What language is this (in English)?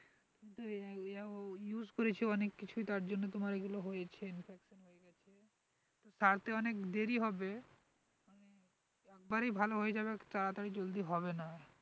Bangla